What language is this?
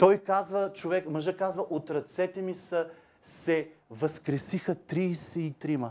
Bulgarian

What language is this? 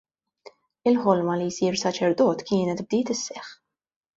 Maltese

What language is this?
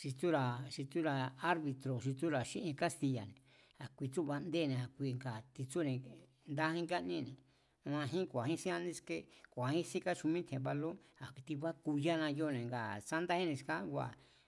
Mazatlán Mazatec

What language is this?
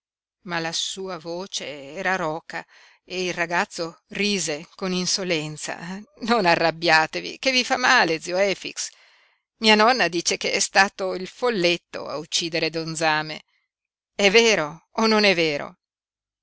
Italian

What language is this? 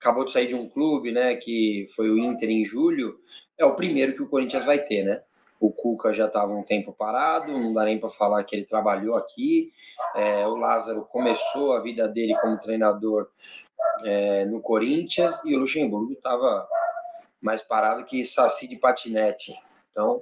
Portuguese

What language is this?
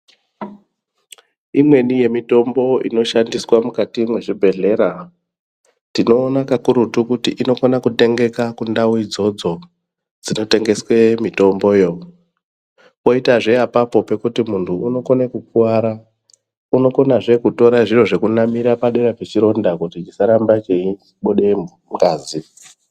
Ndau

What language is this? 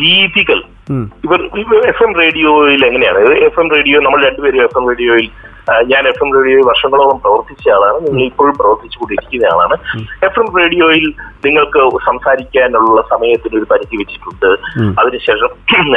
Malayalam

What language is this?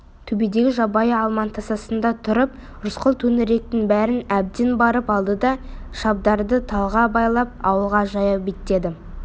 Kazakh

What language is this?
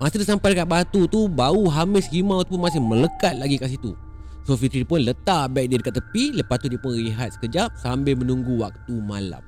Malay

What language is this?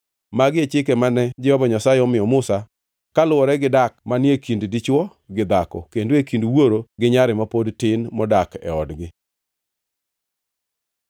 Luo (Kenya and Tanzania)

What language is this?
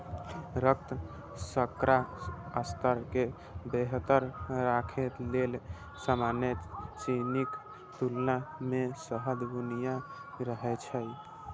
Maithili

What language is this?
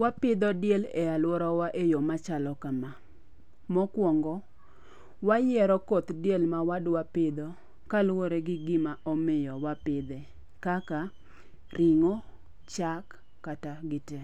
Luo (Kenya and Tanzania)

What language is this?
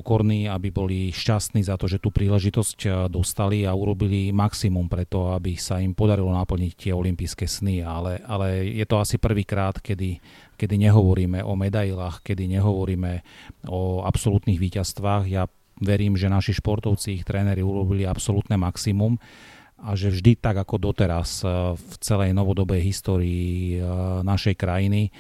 Slovak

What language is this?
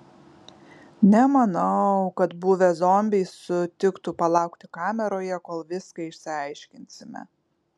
Lithuanian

